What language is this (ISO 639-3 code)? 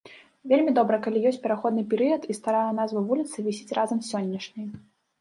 bel